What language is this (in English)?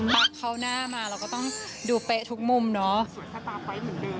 Thai